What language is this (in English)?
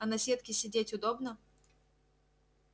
Russian